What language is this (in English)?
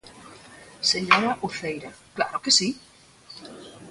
Galician